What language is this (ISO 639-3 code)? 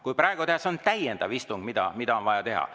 est